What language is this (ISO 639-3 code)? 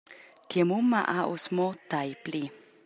roh